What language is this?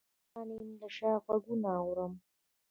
Pashto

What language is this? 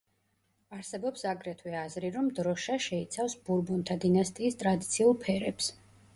Georgian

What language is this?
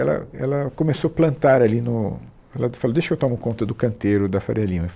Portuguese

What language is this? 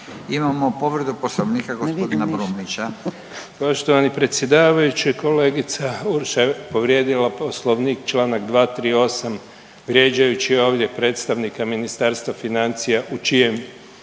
Croatian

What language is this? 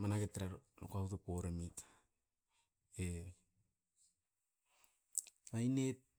Askopan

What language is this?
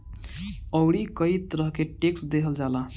Bhojpuri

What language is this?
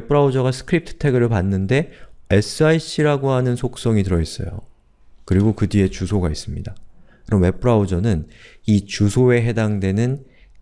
Korean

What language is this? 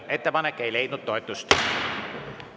Estonian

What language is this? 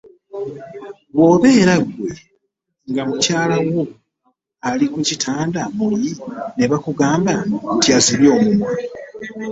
Ganda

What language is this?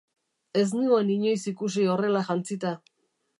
Basque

